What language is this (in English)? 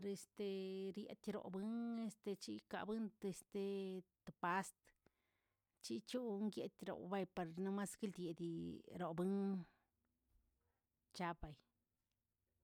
Tilquiapan Zapotec